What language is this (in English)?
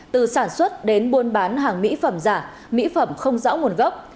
Vietnamese